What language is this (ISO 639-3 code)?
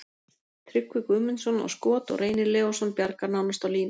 isl